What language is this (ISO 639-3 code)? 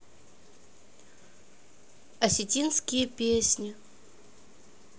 rus